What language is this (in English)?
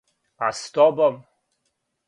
Serbian